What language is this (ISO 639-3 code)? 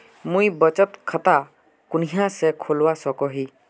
mag